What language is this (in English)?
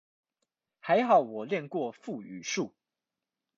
Chinese